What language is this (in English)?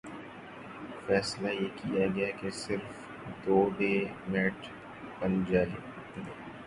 Urdu